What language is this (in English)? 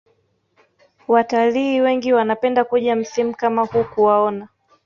Swahili